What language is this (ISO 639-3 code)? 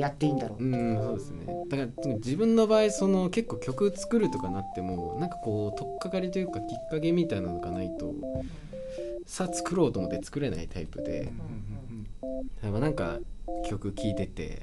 jpn